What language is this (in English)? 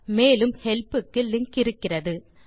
Tamil